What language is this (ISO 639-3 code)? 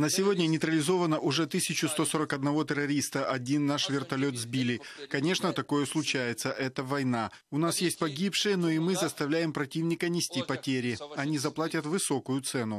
rus